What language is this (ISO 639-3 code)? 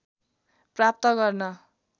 nep